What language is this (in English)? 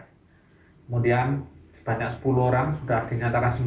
Indonesian